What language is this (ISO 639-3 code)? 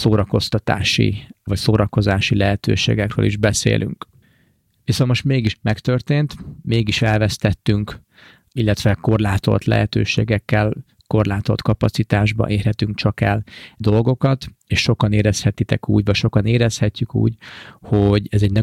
hun